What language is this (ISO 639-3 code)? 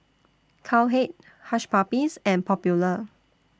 eng